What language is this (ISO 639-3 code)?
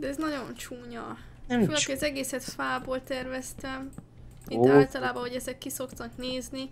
hun